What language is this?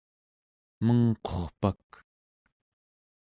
Central Yupik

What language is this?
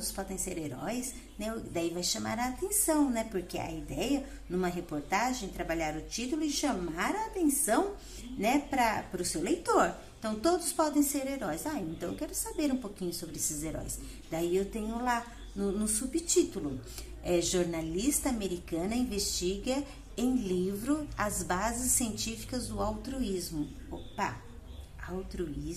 Portuguese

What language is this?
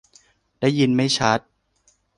Thai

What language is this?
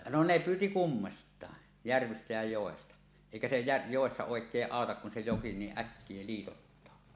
Finnish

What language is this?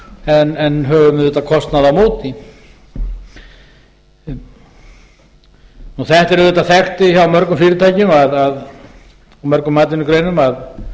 Icelandic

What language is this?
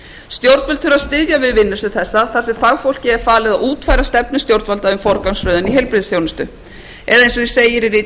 Icelandic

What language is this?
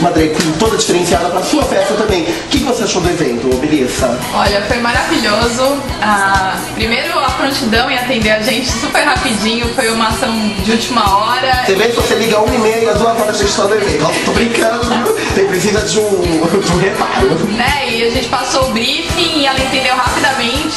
Portuguese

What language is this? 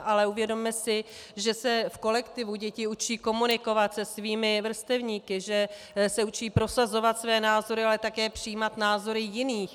Czech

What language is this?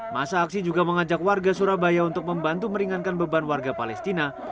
Indonesian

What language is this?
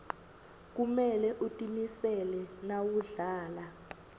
Swati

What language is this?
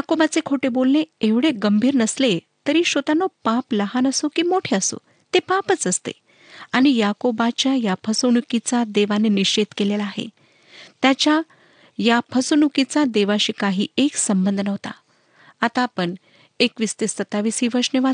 Marathi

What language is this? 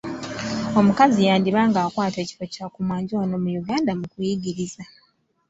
Ganda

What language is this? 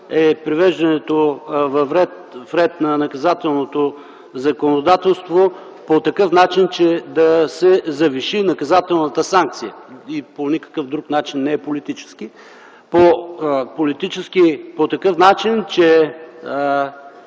Bulgarian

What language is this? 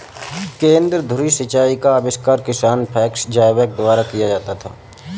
Hindi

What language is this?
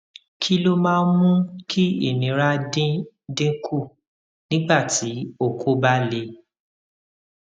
Yoruba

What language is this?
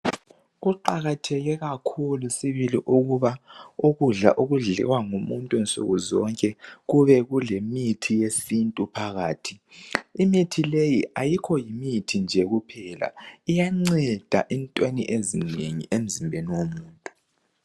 North Ndebele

